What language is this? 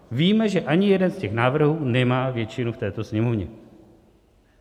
Czech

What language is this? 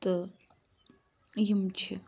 Kashmiri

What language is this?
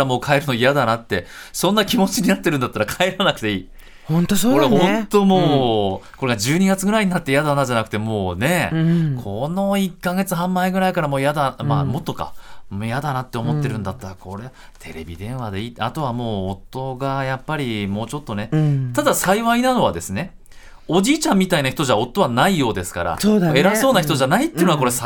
Japanese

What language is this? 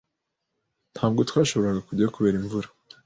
Kinyarwanda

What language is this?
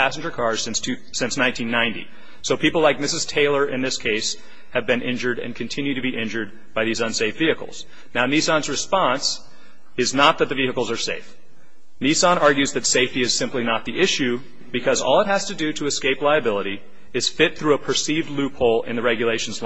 English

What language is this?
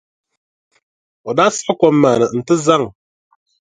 Dagbani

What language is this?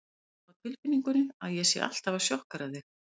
Icelandic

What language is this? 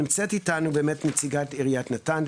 Hebrew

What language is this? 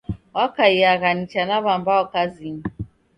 Taita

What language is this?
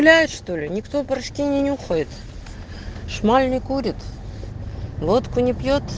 Russian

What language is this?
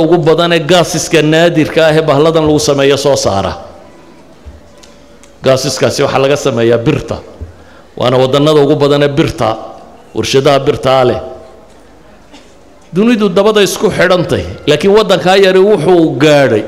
Arabic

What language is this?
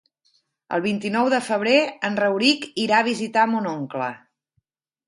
Catalan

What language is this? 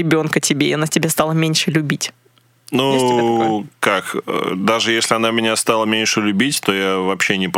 Russian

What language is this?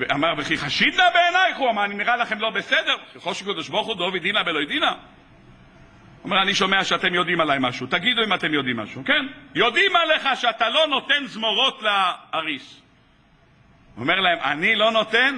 Hebrew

